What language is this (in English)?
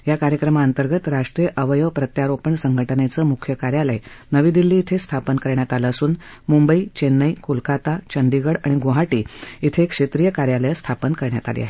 Marathi